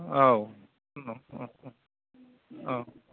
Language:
Bodo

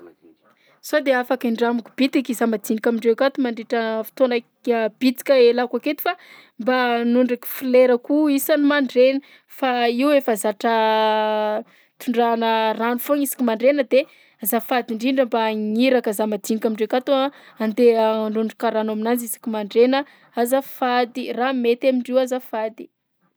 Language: Southern Betsimisaraka Malagasy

